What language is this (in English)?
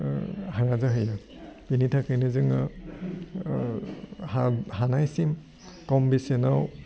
Bodo